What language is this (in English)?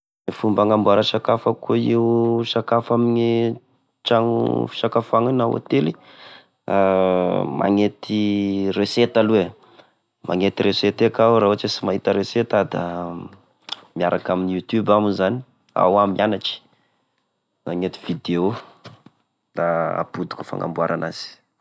Tesaka Malagasy